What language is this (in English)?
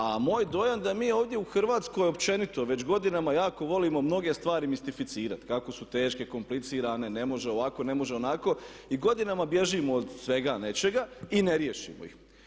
Croatian